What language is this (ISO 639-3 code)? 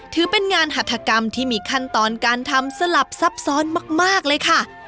tha